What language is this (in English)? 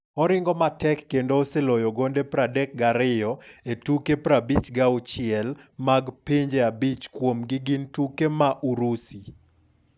Luo (Kenya and Tanzania)